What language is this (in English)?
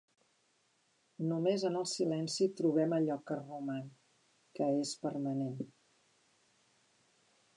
Catalan